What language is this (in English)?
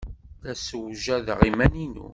Kabyle